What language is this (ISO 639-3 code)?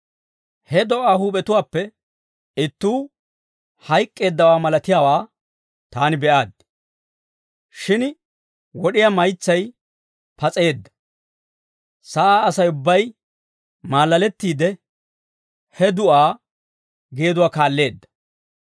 dwr